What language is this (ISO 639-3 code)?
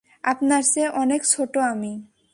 ben